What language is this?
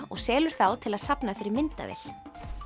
Icelandic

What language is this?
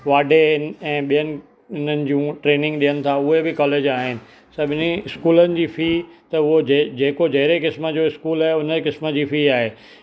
Sindhi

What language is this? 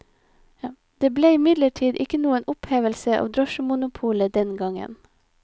Norwegian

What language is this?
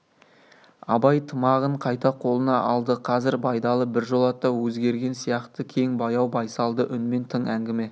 Kazakh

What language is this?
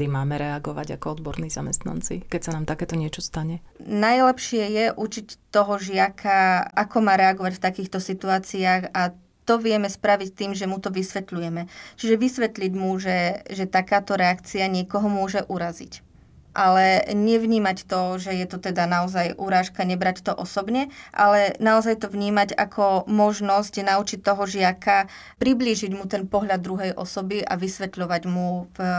Slovak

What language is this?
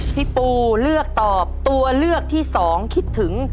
Thai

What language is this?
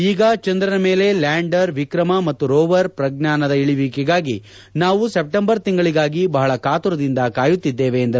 Kannada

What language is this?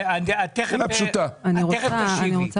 Hebrew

